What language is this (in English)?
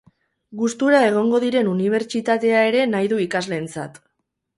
Basque